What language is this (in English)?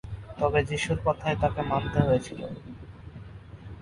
Bangla